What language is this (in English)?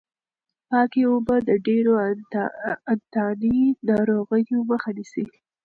Pashto